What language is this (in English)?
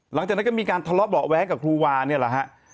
Thai